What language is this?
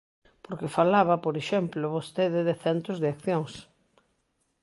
Galician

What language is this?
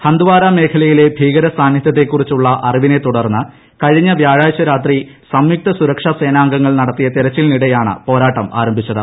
Malayalam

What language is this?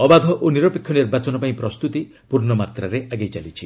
Odia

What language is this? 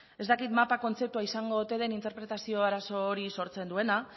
Basque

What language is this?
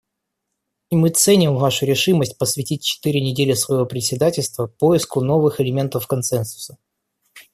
Russian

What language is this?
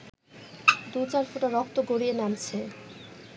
Bangla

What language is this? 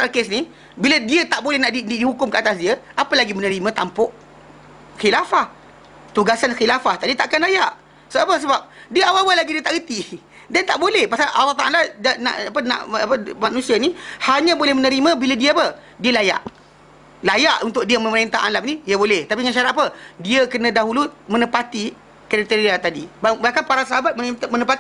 Malay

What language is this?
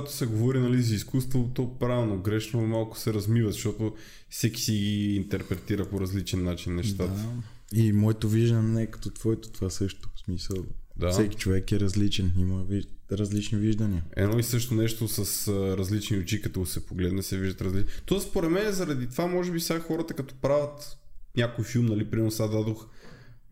Bulgarian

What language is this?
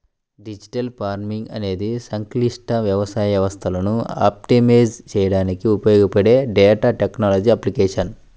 Telugu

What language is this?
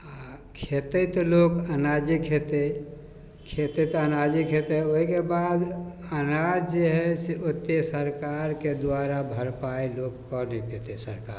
Maithili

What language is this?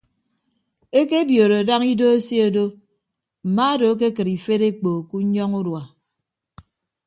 Ibibio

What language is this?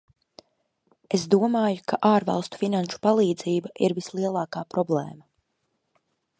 Latvian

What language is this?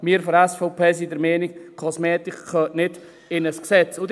Swiss German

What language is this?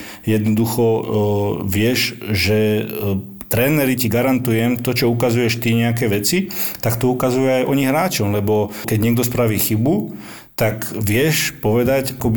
Slovak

